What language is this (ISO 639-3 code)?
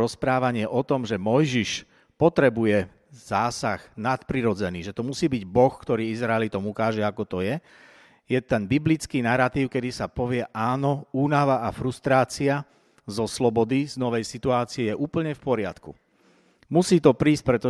slk